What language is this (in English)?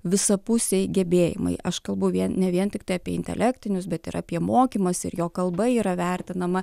Lithuanian